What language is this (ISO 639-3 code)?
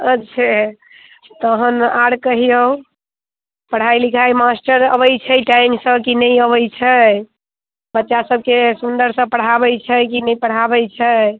mai